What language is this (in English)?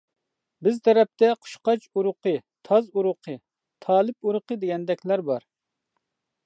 Uyghur